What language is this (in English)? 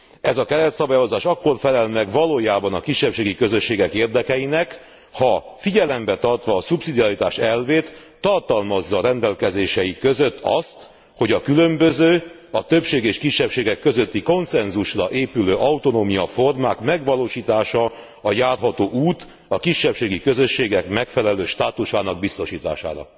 Hungarian